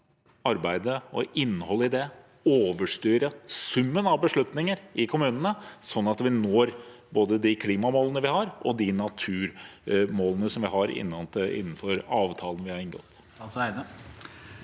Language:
Norwegian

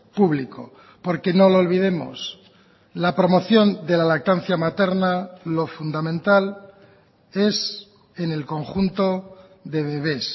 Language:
Spanish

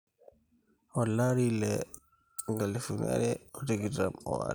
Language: Masai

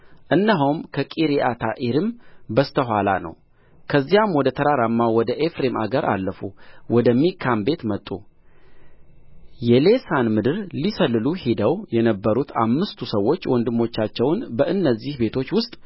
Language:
Amharic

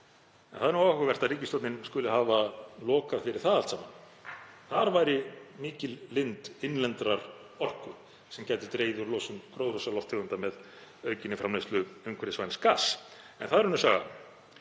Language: Icelandic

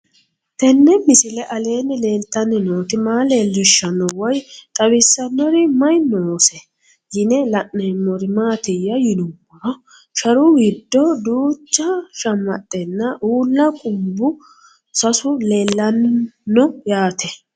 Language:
Sidamo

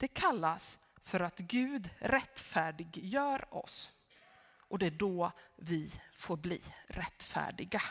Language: Swedish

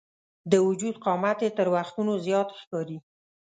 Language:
Pashto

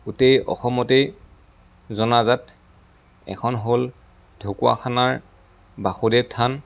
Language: Assamese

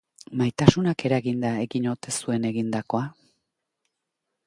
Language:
Basque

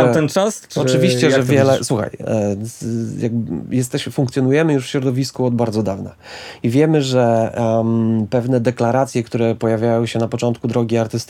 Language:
Polish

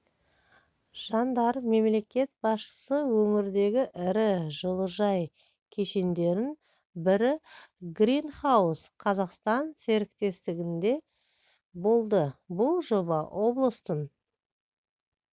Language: Kazakh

